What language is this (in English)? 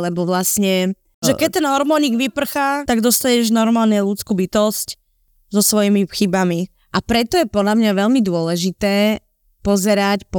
Slovak